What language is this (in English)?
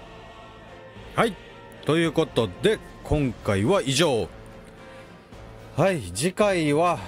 Japanese